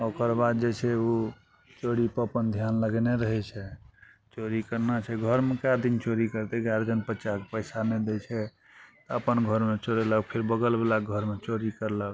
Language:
Maithili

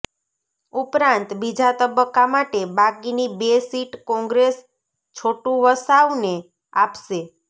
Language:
Gujarati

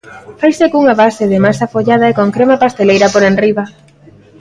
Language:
Galician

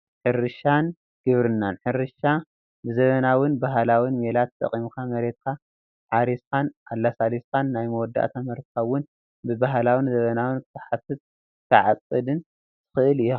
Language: Tigrinya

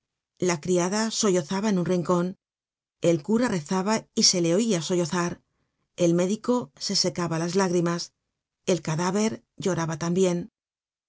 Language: Spanish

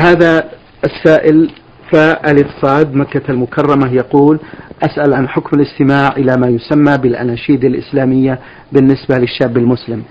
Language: Arabic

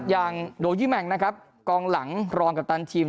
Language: Thai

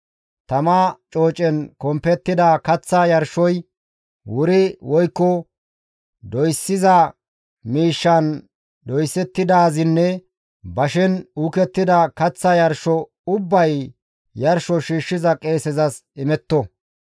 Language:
Gamo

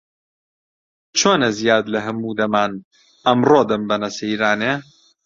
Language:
Central Kurdish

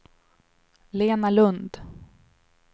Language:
Swedish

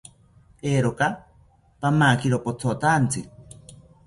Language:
South Ucayali Ashéninka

